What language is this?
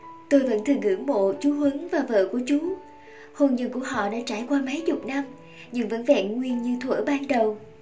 Vietnamese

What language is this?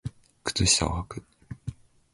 Japanese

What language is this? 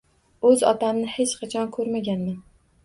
Uzbek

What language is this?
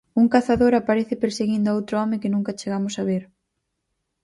Galician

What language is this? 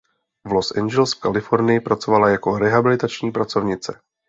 Czech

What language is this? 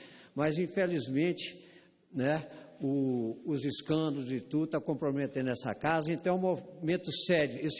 Portuguese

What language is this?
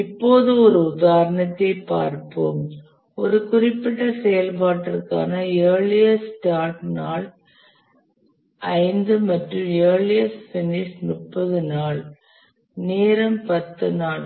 Tamil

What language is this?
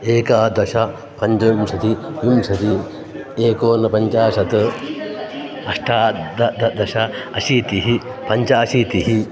Sanskrit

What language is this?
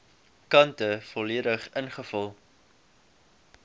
Afrikaans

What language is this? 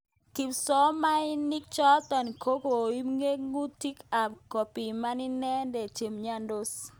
Kalenjin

